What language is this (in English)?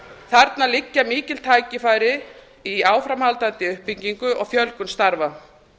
Icelandic